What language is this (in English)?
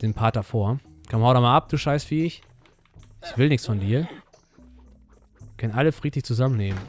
German